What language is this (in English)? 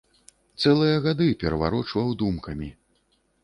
Belarusian